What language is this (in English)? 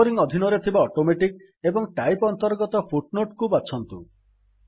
Odia